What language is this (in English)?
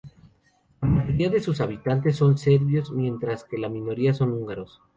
Spanish